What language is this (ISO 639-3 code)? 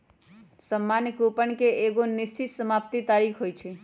mag